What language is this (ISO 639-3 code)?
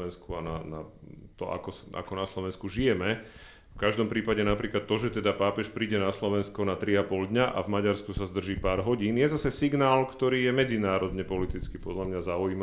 slk